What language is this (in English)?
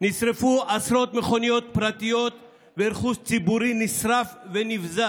Hebrew